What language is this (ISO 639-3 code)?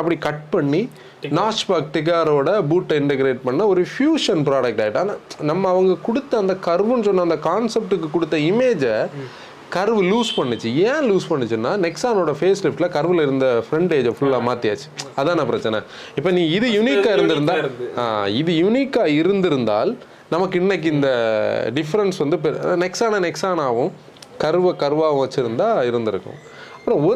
tam